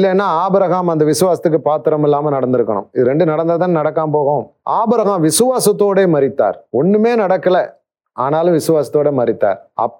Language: Tamil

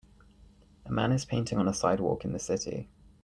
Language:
English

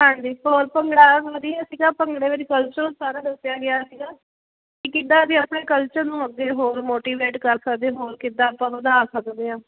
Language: Punjabi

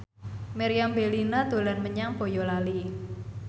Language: Javanese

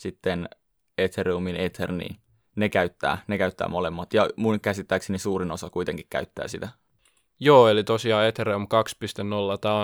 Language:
Finnish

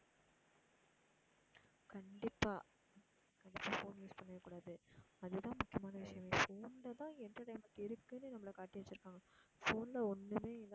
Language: Tamil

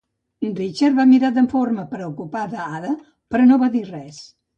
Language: Catalan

